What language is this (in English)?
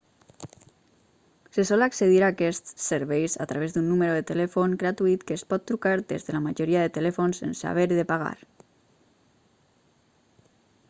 Catalan